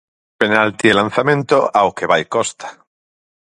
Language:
Galician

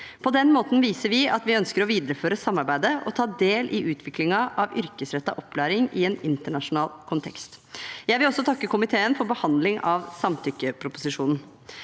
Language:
Norwegian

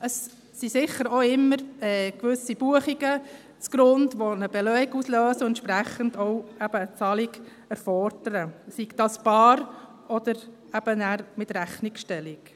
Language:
Swiss German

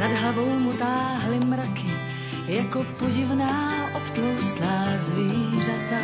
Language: Slovak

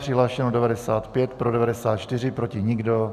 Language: Czech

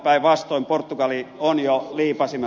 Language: Finnish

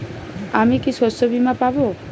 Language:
Bangla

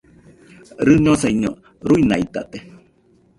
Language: Nüpode Huitoto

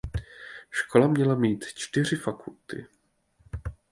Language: Czech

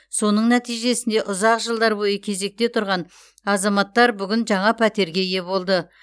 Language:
Kazakh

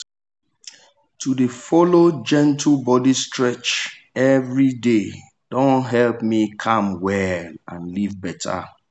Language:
Nigerian Pidgin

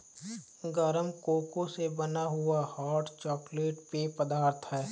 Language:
Hindi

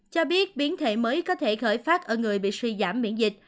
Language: Vietnamese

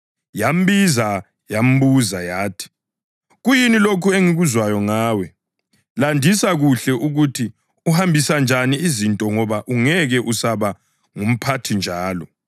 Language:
North Ndebele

